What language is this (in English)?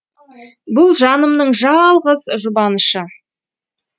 Kazakh